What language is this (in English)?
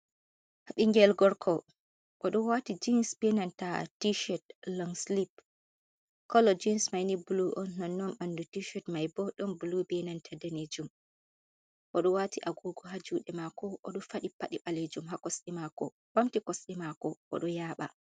Fula